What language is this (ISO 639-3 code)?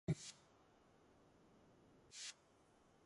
kat